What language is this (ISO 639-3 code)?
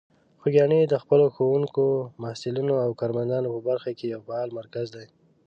pus